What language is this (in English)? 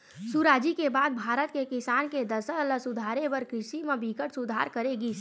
Chhattisgarhi